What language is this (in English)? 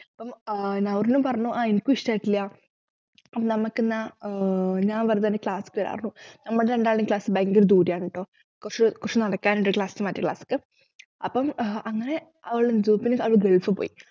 Malayalam